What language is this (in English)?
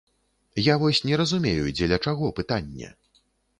Belarusian